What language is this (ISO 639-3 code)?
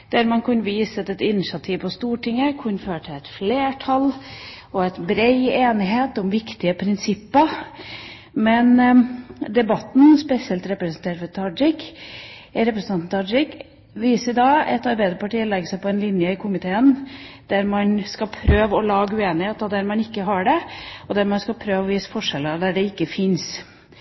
nob